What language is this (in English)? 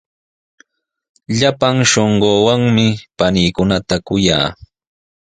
Sihuas Ancash Quechua